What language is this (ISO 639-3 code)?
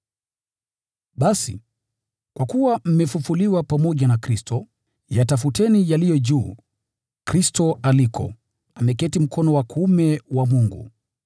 swa